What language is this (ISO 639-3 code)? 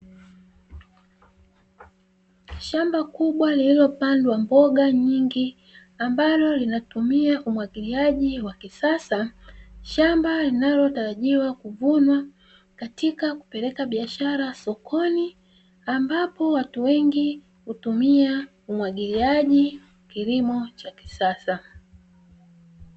swa